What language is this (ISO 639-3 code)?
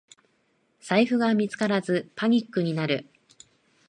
jpn